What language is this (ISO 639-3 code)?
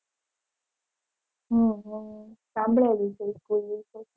guj